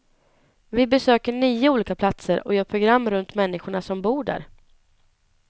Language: Swedish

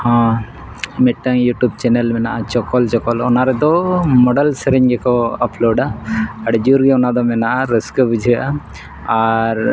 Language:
Santali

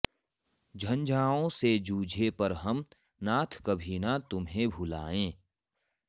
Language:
Sanskrit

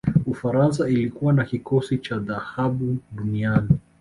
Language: Swahili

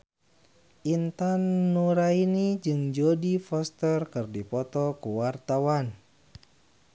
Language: Sundanese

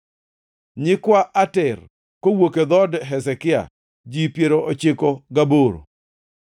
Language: Luo (Kenya and Tanzania)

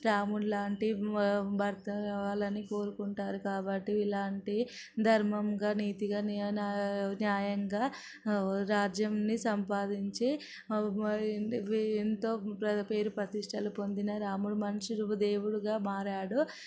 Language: Telugu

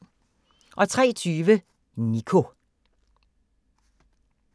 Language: Danish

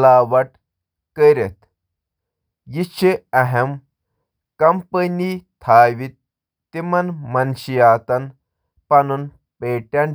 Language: Kashmiri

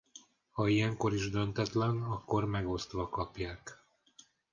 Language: Hungarian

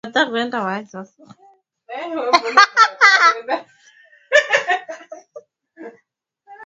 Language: Swahili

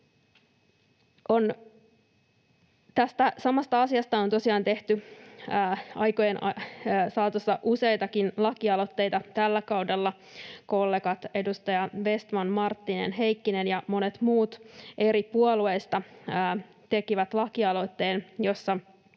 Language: Finnish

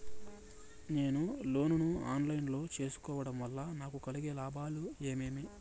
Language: Telugu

